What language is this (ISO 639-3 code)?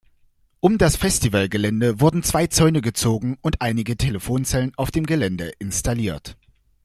deu